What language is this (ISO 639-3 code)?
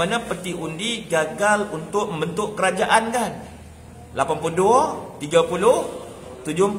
msa